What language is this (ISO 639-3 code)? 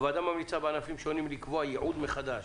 heb